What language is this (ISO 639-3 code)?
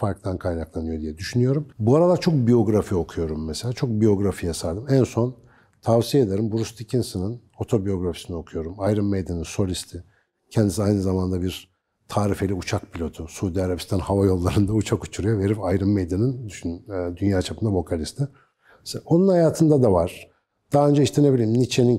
tur